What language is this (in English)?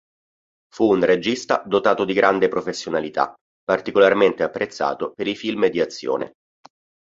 Italian